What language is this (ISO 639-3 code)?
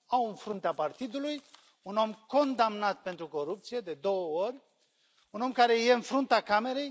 ron